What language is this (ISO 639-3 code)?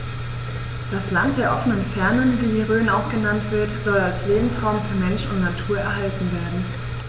deu